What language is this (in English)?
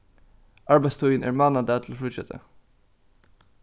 Faroese